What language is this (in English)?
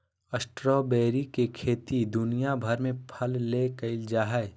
Magahi